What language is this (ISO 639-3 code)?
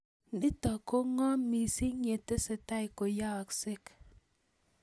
kln